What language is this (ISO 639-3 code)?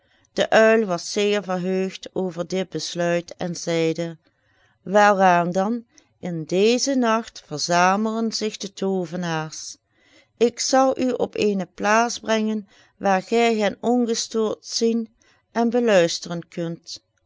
nld